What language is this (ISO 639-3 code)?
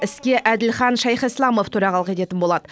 kaz